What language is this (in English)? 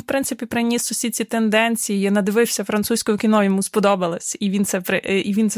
Ukrainian